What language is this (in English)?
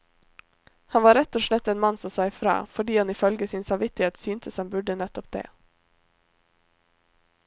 Norwegian